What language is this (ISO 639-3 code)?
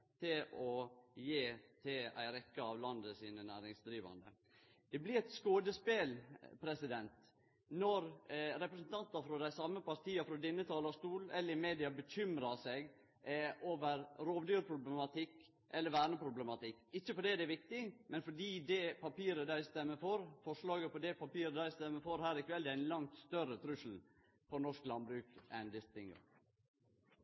nno